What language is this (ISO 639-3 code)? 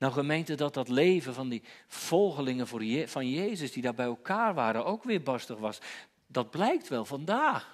nld